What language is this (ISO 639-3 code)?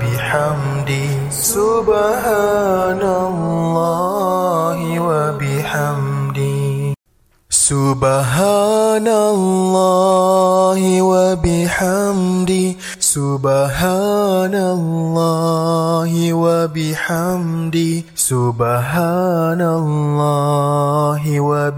msa